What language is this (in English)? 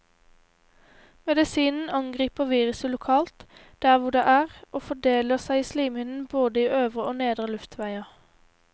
Norwegian